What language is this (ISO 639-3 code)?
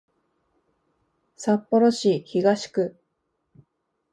jpn